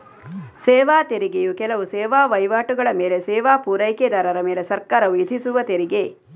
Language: Kannada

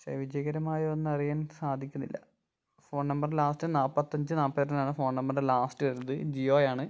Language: Malayalam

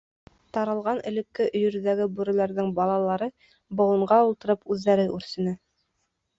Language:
Bashkir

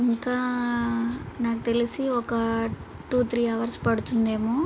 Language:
Telugu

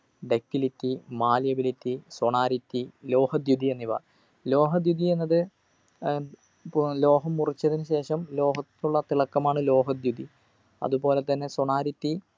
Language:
Malayalam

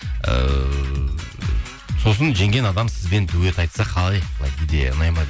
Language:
Kazakh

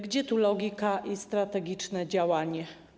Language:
Polish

